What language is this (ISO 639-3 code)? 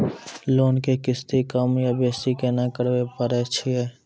mai